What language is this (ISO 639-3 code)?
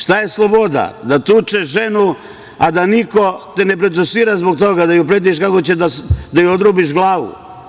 srp